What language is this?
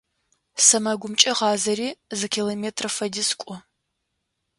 Adyghe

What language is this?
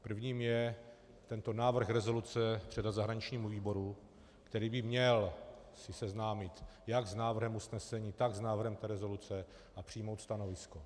Czech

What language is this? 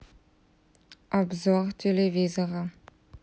Russian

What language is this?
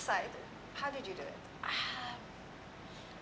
Indonesian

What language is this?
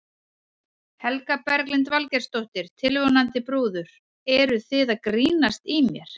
Icelandic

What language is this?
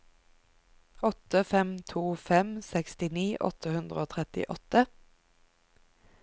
Norwegian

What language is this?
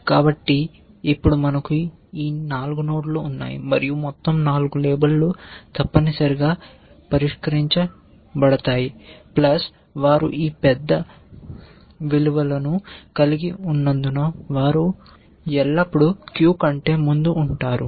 Telugu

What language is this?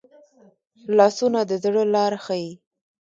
Pashto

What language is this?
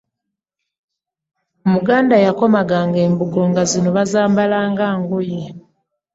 Ganda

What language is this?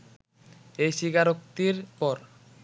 Bangla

